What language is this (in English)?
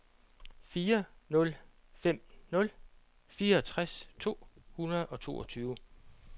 Danish